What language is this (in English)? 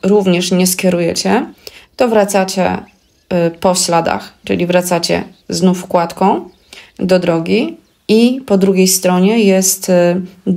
Polish